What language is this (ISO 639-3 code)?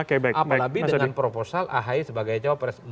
ind